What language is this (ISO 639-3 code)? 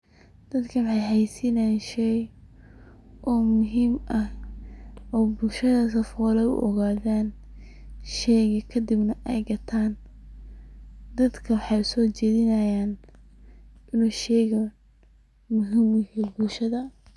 som